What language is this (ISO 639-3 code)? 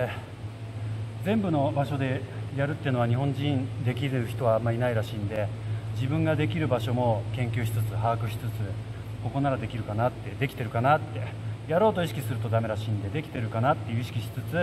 jpn